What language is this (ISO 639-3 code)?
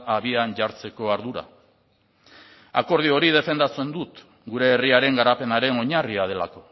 eus